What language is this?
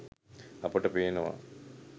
Sinhala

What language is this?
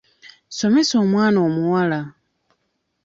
Ganda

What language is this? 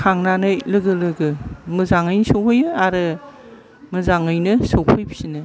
Bodo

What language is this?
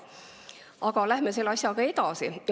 Estonian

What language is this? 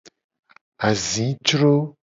Gen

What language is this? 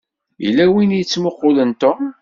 Kabyle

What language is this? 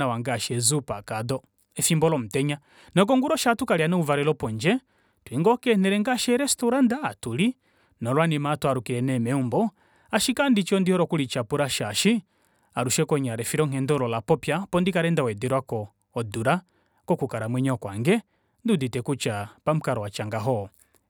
Kuanyama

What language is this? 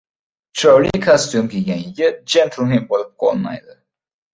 Uzbek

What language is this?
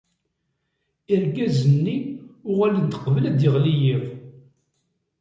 Kabyle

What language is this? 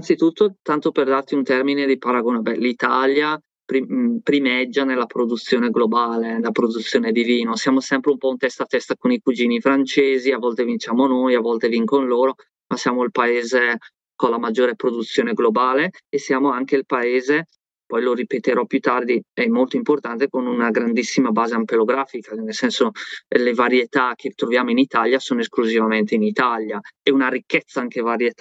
Italian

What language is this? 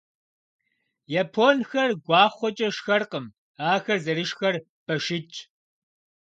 Kabardian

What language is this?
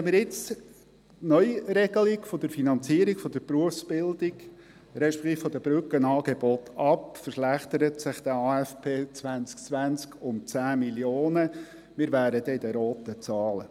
Swiss German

